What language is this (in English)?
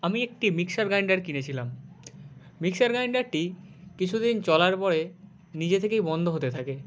Bangla